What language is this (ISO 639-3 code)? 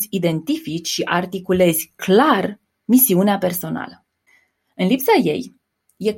ron